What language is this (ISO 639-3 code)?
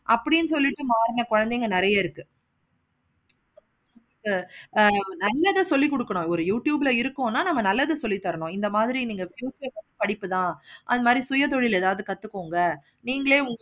tam